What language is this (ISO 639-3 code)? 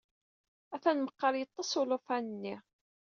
kab